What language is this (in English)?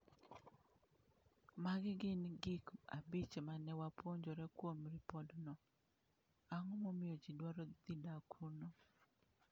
Luo (Kenya and Tanzania)